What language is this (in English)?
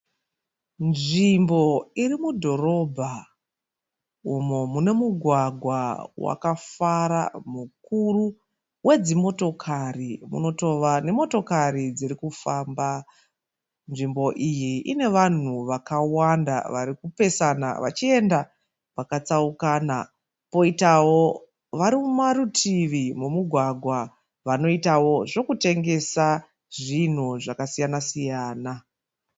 Shona